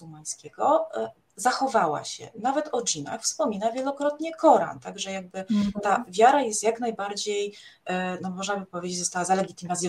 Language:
Polish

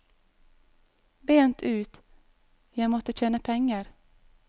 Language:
Norwegian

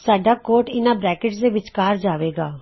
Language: Punjabi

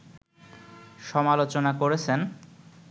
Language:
Bangla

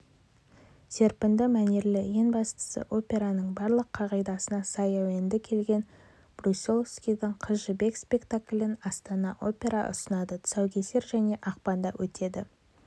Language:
Kazakh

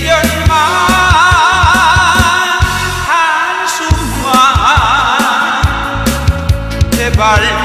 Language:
Thai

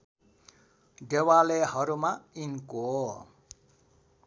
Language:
Nepali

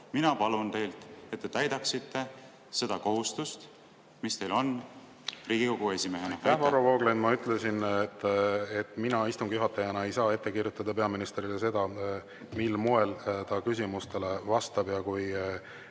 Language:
Estonian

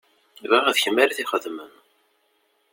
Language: Kabyle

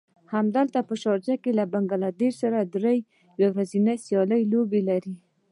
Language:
Pashto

